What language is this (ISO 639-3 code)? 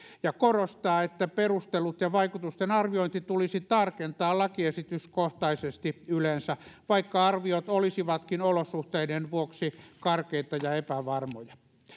fin